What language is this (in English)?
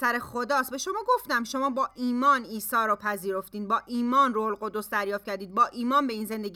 Persian